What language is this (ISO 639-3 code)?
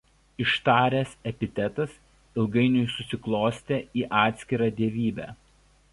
lit